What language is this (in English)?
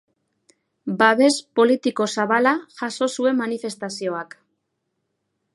Basque